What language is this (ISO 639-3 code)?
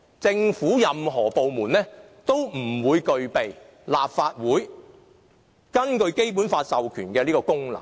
yue